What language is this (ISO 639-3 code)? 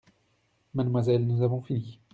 fra